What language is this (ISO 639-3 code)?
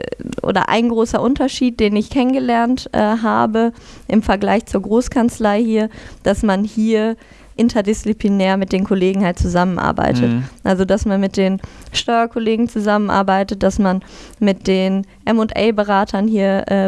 deu